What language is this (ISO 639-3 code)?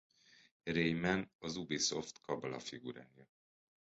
hun